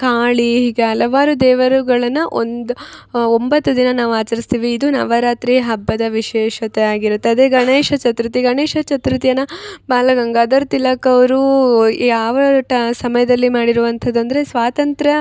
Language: Kannada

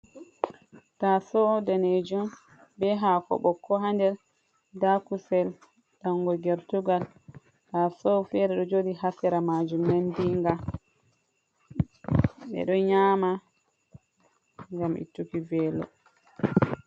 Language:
Fula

